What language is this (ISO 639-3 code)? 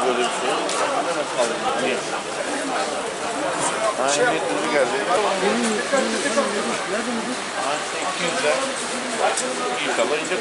tur